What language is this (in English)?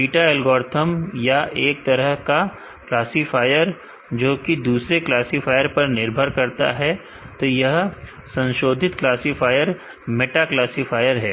Hindi